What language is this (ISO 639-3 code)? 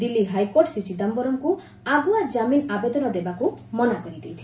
ori